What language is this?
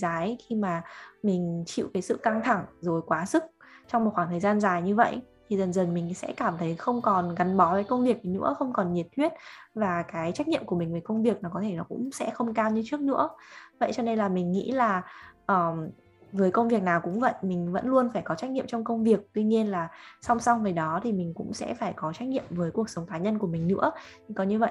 Vietnamese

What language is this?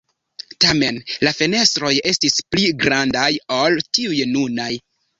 Esperanto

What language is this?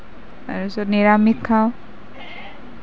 Assamese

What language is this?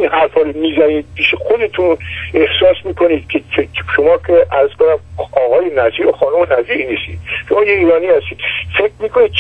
Persian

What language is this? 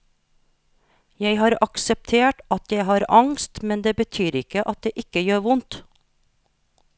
Norwegian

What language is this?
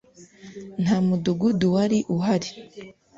Kinyarwanda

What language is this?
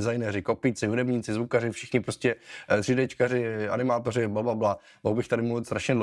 Czech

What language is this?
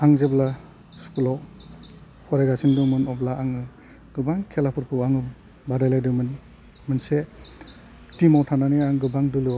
Bodo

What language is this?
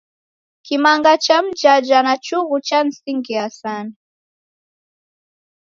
Taita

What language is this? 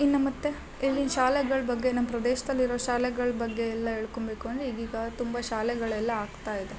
Kannada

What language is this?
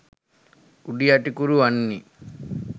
Sinhala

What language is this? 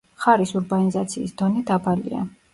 Georgian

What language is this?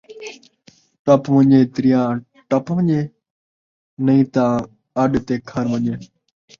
Saraiki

